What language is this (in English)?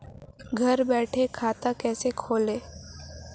Hindi